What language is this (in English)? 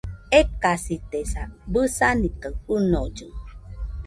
Nüpode Huitoto